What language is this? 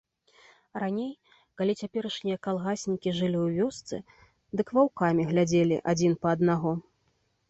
Belarusian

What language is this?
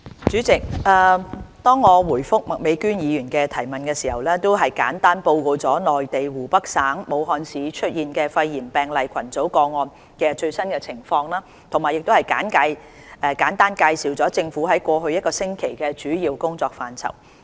Cantonese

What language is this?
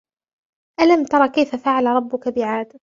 Arabic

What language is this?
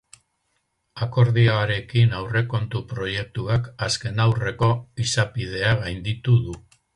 Basque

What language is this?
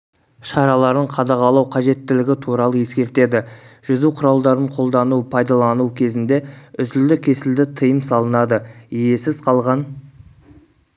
Kazakh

